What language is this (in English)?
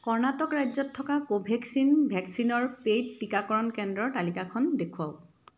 Assamese